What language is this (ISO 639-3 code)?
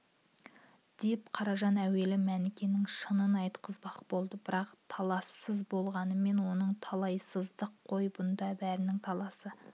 kaz